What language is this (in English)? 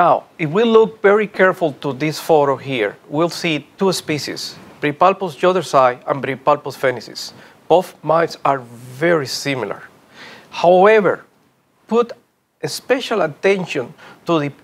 English